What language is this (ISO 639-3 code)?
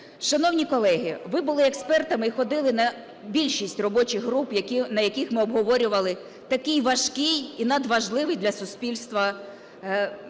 ukr